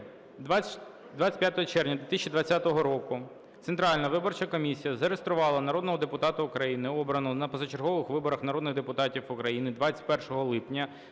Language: Ukrainian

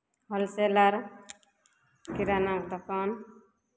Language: Maithili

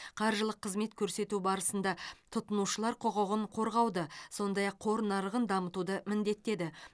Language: Kazakh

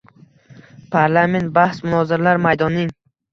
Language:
Uzbek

